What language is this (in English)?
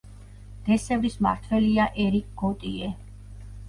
Georgian